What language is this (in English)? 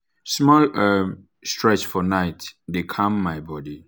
Nigerian Pidgin